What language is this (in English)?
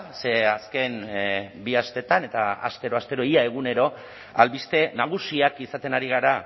Basque